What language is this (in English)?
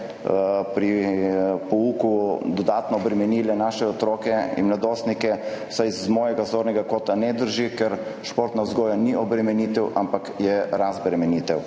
Slovenian